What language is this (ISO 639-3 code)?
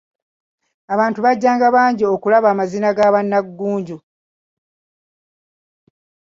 lug